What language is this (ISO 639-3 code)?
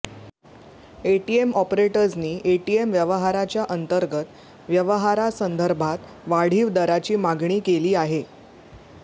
mar